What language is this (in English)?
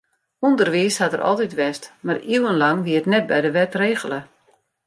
Western Frisian